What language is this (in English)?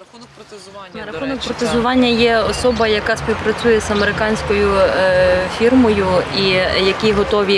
Ukrainian